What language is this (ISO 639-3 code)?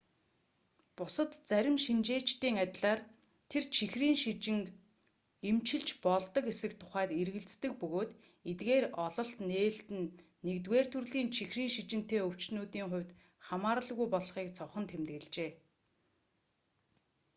mon